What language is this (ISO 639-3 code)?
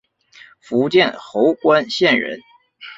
zho